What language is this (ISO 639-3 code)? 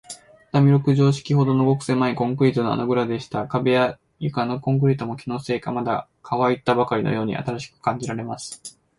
jpn